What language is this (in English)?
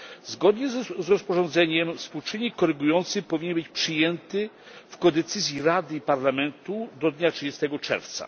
Polish